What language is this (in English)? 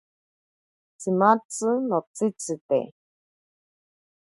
Ashéninka Perené